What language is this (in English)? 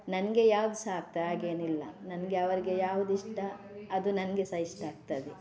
Kannada